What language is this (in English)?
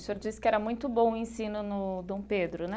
Portuguese